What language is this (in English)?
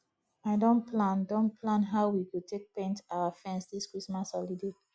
Nigerian Pidgin